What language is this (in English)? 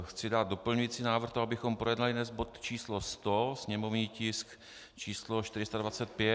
Czech